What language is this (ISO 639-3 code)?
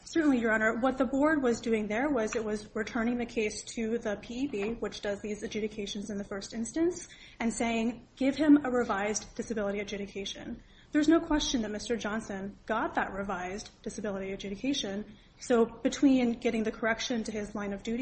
eng